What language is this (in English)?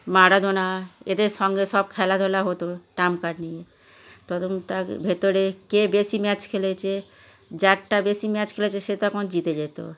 Bangla